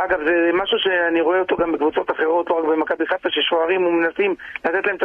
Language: Hebrew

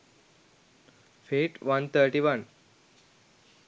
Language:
Sinhala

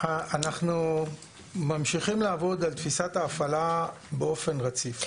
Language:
Hebrew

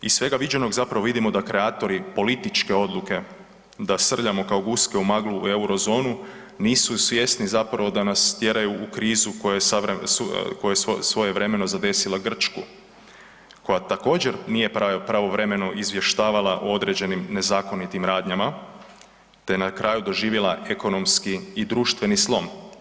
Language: Croatian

